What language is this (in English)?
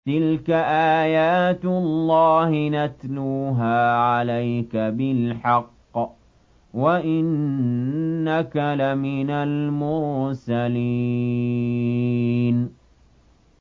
Arabic